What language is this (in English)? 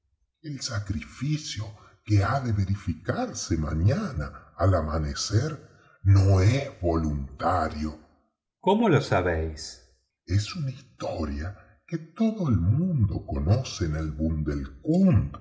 Spanish